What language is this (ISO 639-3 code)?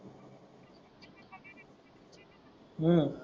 mar